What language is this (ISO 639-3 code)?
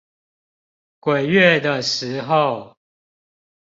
zho